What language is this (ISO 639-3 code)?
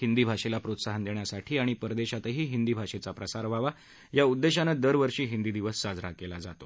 mar